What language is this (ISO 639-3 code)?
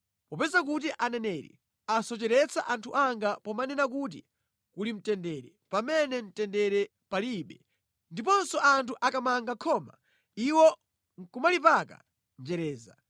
nya